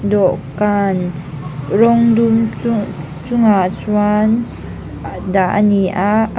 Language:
Mizo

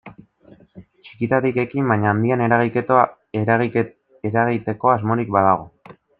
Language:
Basque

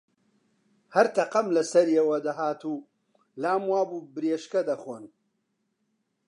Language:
Central Kurdish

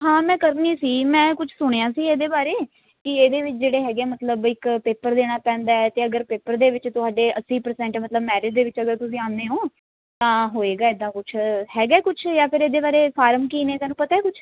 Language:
Punjabi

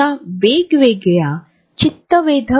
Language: Marathi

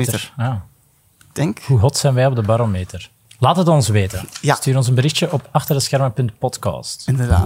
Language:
Dutch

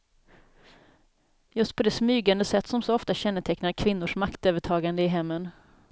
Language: Swedish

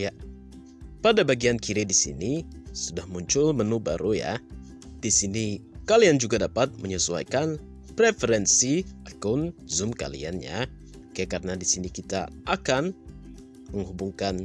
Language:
Indonesian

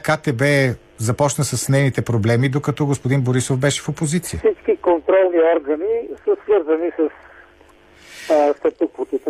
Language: Bulgarian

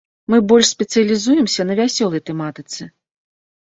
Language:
Belarusian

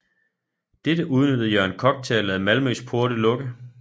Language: Danish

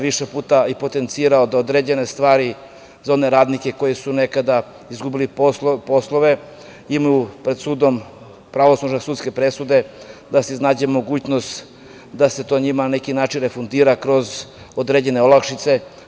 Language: Serbian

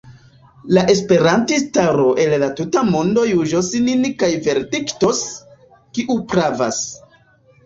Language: Esperanto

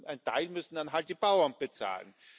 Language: German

